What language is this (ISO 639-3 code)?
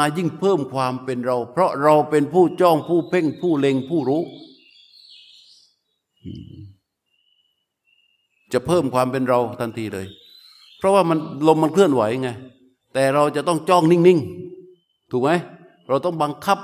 tha